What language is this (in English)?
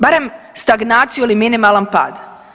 Croatian